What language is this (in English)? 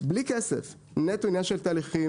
Hebrew